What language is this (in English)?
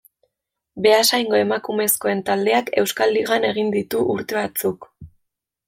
Basque